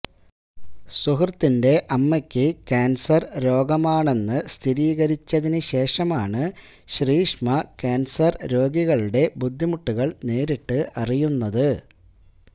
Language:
Malayalam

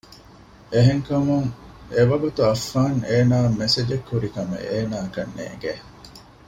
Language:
Divehi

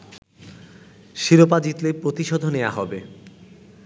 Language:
Bangla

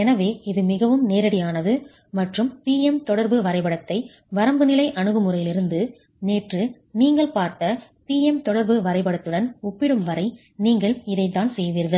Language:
Tamil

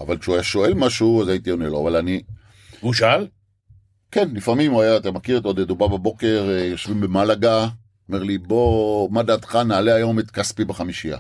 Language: Hebrew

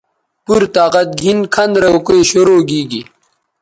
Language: Bateri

